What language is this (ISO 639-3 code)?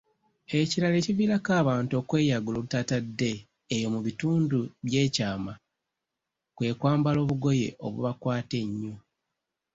lug